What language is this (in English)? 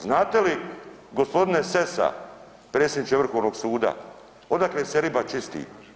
Croatian